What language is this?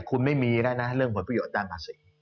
Thai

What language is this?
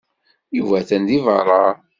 Kabyle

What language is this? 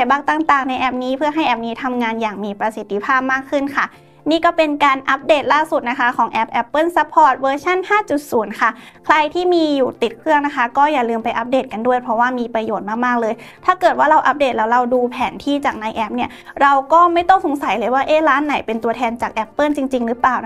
Thai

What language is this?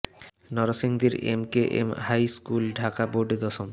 Bangla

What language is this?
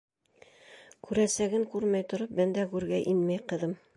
Bashkir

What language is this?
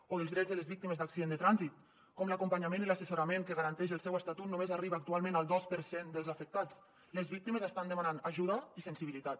Catalan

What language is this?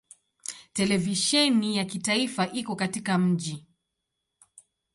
Swahili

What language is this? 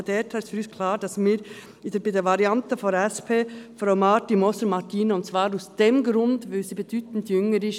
Swiss German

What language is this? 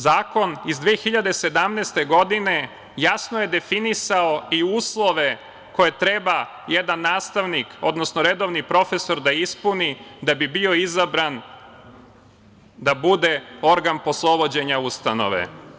Serbian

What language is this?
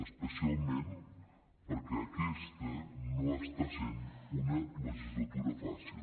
Catalan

